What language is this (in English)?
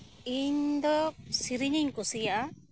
Santali